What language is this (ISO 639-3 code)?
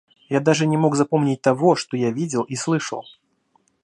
rus